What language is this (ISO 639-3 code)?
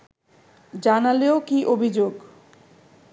ben